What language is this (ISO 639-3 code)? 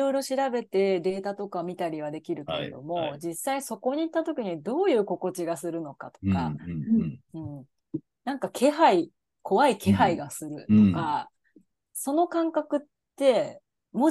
jpn